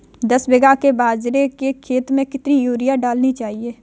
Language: Hindi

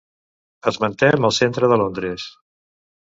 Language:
Catalan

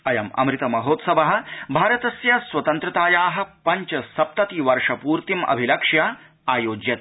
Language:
Sanskrit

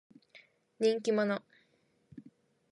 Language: Japanese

